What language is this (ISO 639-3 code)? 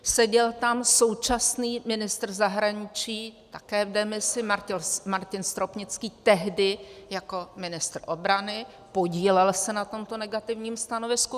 ces